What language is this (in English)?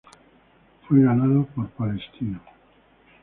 Spanish